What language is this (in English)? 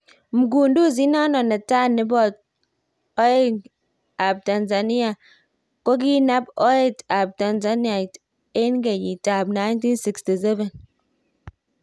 Kalenjin